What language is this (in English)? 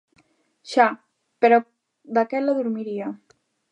Galician